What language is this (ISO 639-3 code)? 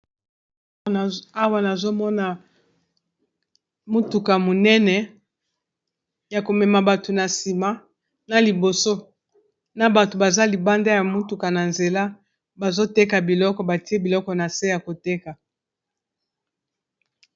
lin